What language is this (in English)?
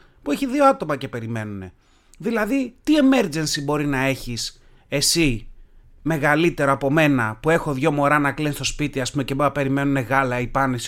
Greek